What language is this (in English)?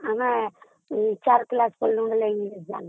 Odia